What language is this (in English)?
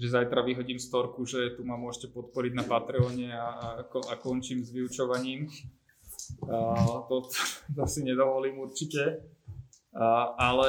Slovak